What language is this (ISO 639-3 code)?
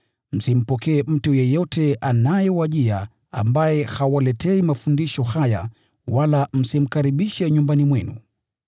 swa